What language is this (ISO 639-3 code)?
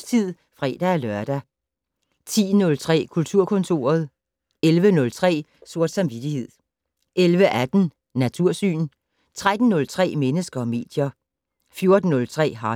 dan